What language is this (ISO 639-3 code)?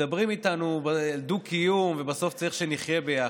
heb